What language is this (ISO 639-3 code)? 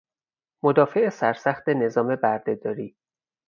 fas